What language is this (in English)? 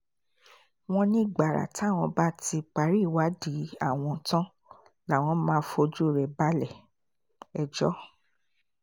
Yoruba